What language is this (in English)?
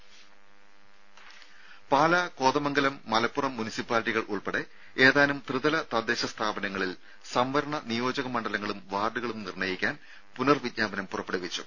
Malayalam